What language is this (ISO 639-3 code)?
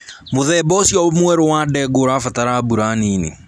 kik